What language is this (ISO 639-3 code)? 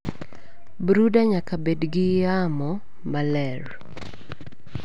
luo